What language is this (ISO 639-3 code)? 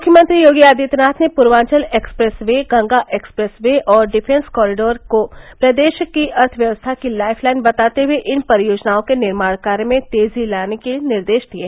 hin